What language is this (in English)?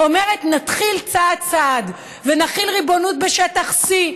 Hebrew